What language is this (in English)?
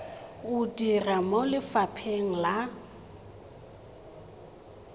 Tswana